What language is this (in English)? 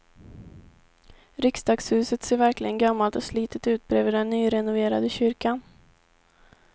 Swedish